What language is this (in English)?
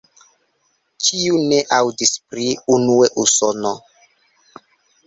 Esperanto